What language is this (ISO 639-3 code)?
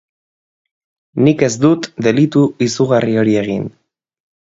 eus